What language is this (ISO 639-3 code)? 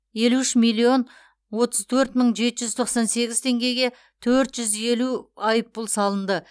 kaz